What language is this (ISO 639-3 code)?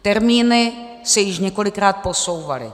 ces